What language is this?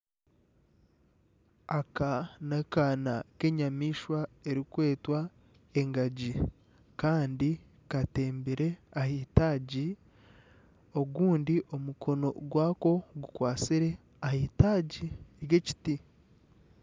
Nyankole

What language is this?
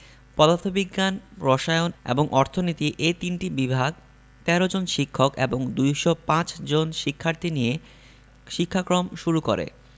Bangla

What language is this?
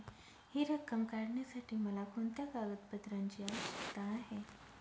Marathi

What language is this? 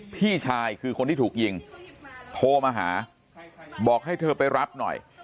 Thai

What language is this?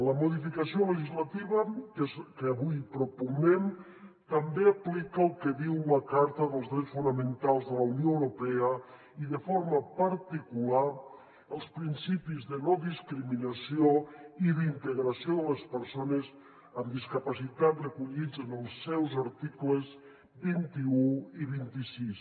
Catalan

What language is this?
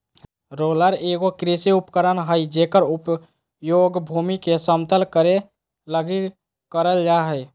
Magahi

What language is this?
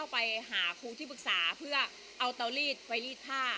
Thai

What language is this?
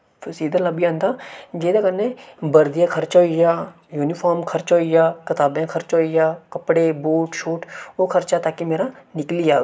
Dogri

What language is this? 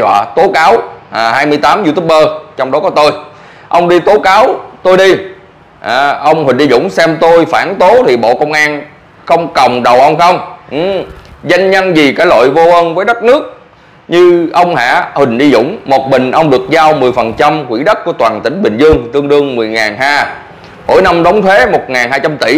Vietnamese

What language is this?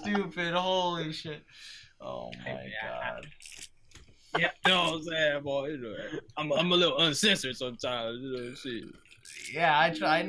English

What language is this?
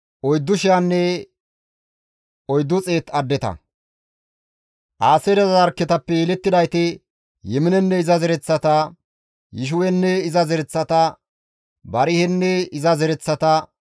Gamo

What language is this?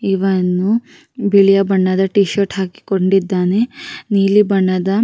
Kannada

